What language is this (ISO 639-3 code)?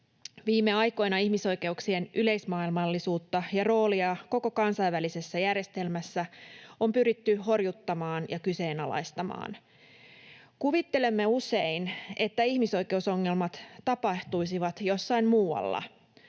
fin